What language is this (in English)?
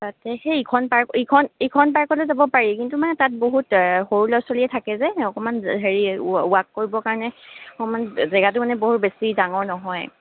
Assamese